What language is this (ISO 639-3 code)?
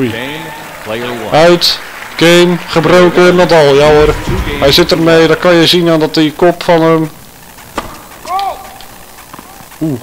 nld